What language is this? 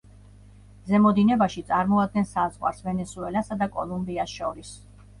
Georgian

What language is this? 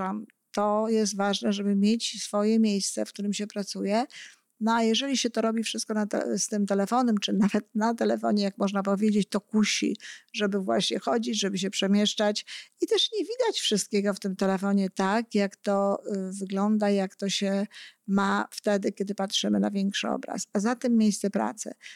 Polish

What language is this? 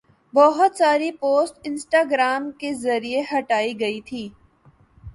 Urdu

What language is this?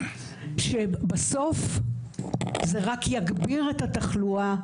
Hebrew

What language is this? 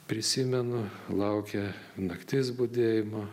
Lithuanian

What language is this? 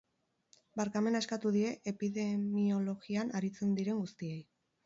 Basque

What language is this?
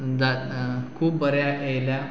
Konkani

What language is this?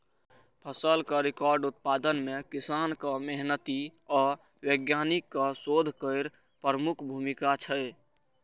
Maithili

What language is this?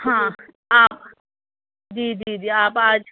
Urdu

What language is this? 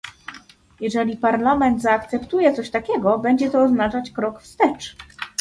Polish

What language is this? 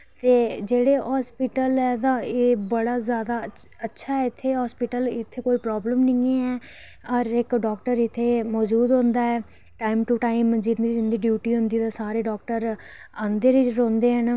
Dogri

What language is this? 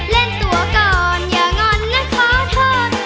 Thai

